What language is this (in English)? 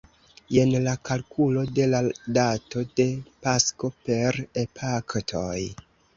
Esperanto